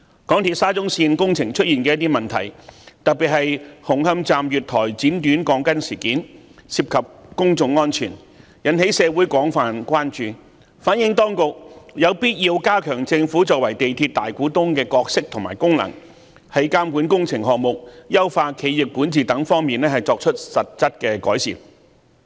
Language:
Cantonese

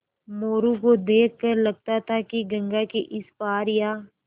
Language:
Hindi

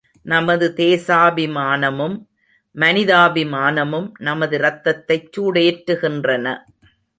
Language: Tamil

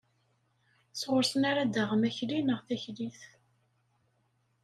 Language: Kabyle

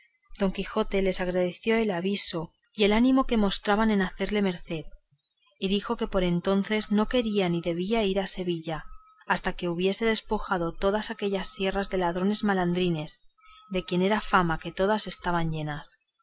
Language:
Spanish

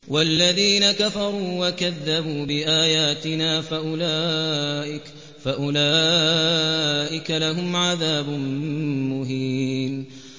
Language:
Arabic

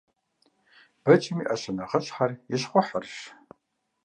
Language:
Kabardian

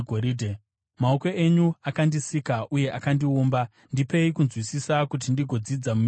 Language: Shona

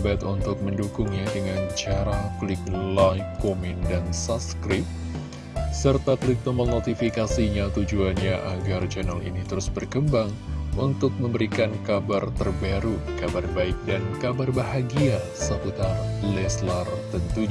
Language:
Indonesian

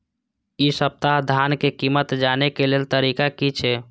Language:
Maithili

